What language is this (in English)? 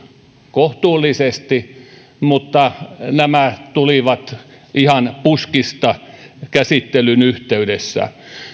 Finnish